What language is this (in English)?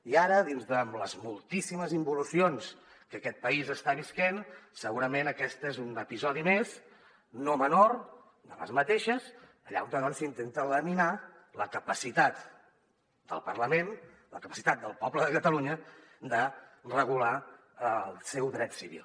Catalan